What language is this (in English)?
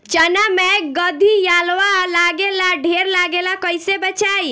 Bhojpuri